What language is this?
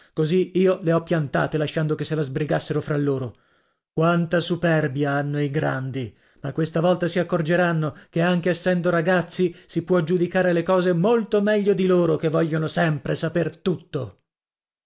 Italian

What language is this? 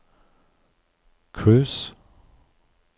Norwegian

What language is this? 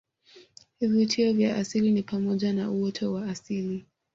Swahili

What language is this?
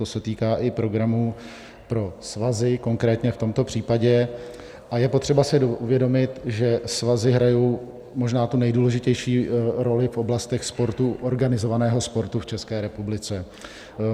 Czech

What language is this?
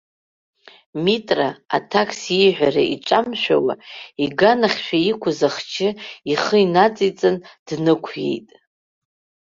Abkhazian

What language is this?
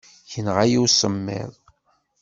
Kabyle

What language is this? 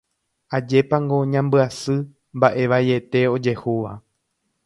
Guarani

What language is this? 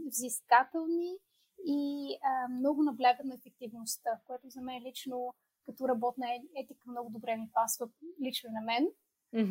Bulgarian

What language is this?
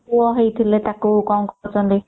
Odia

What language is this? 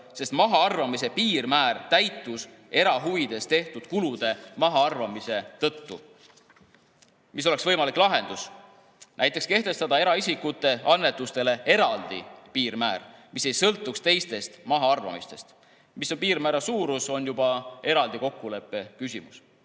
Estonian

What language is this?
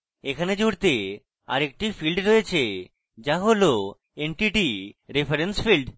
Bangla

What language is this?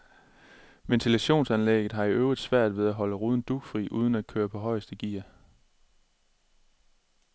Danish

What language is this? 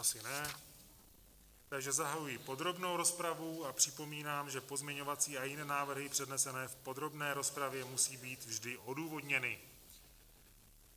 Czech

